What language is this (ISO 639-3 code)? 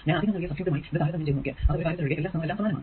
mal